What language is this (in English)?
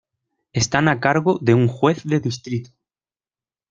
Spanish